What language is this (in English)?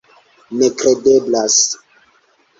Esperanto